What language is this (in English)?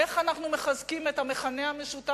Hebrew